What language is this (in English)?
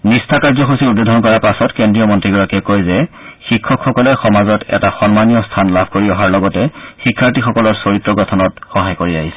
Assamese